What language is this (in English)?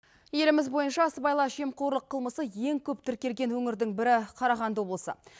Kazakh